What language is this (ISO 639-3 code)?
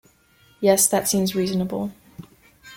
eng